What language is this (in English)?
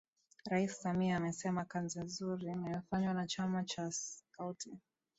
Swahili